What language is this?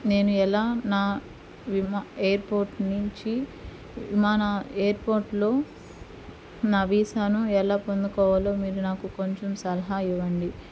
Telugu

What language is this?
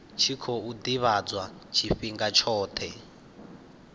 Venda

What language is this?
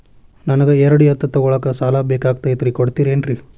Kannada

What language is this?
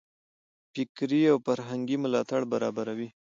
Pashto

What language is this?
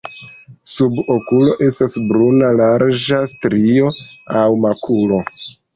Esperanto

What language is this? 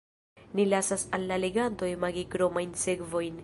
Esperanto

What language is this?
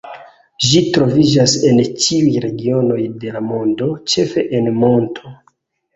Esperanto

